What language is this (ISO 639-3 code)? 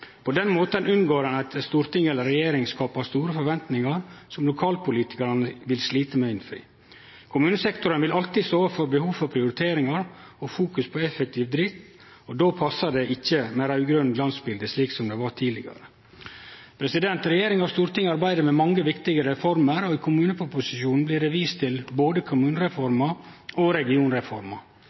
nno